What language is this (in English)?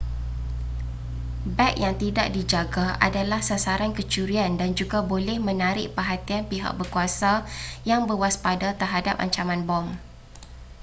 Malay